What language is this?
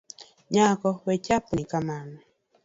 Luo (Kenya and Tanzania)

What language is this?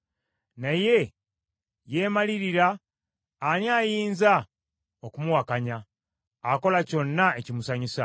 Ganda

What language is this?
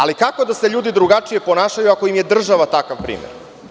Serbian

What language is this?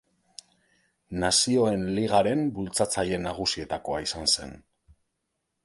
Basque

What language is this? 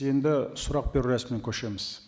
Kazakh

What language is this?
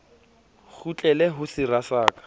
Southern Sotho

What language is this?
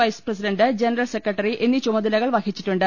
Malayalam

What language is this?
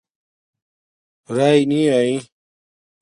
Domaaki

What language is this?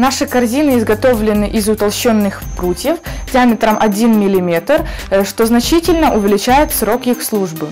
Russian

